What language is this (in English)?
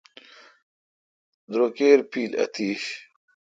Kalkoti